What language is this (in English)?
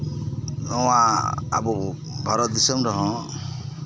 Santali